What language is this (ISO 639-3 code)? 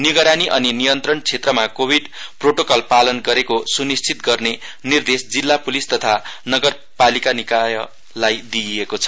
nep